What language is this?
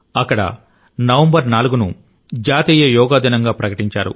Telugu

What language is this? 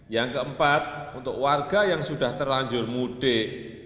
Indonesian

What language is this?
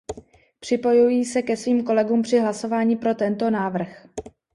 Czech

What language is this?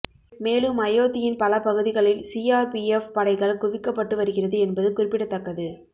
Tamil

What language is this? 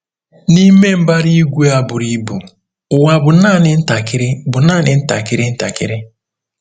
Igbo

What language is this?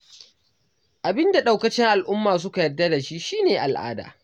Hausa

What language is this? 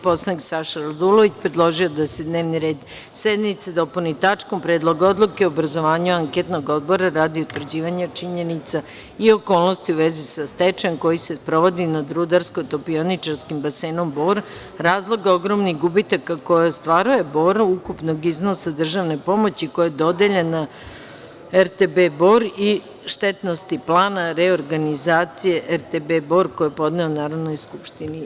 Serbian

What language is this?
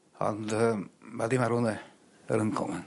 Welsh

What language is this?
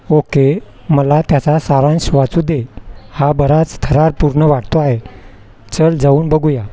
Marathi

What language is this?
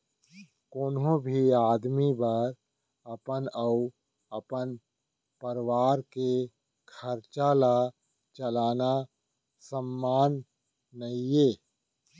Chhattisgarhi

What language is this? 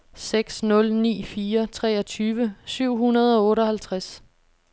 Danish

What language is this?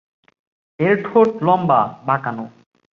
Bangla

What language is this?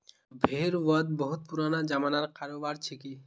Magahi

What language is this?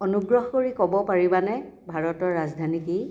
Assamese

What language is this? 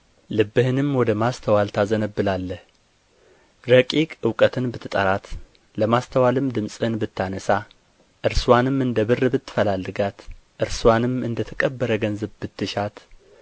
Amharic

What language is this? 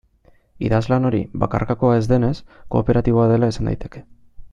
Basque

